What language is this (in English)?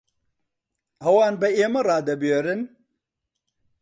Central Kurdish